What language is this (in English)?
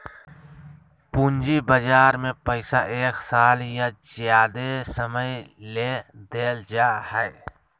Magahi